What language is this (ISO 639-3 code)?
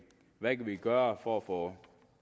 dan